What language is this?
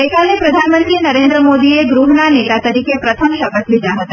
Gujarati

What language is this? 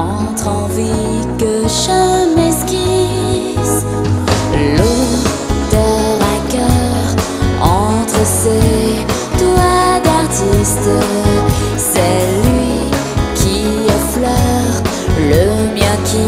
Romanian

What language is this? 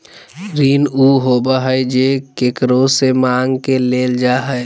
Magahi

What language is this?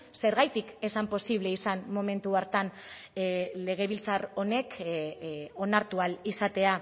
Basque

